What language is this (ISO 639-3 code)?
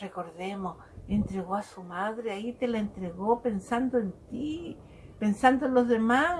spa